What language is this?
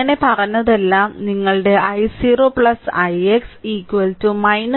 Malayalam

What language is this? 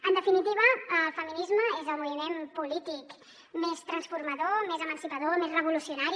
Catalan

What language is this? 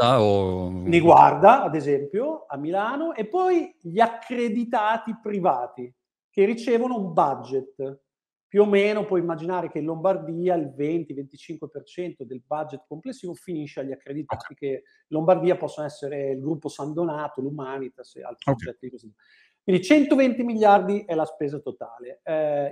Italian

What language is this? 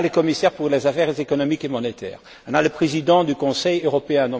French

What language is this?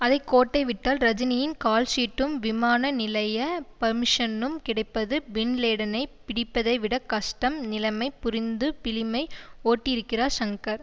Tamil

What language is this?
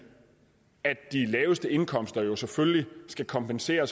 Danish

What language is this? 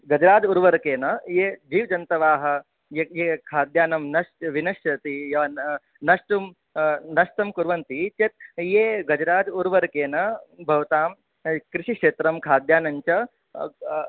Sanskrit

